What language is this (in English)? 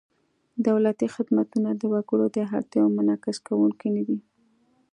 Pashto